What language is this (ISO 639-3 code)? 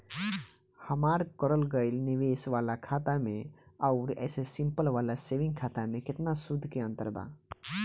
bho